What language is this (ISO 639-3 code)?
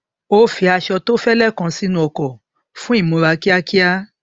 yor